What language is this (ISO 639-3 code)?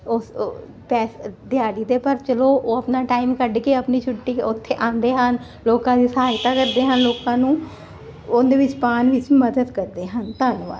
pan